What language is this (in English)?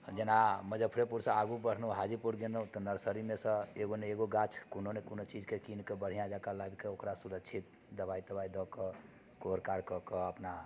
Maithili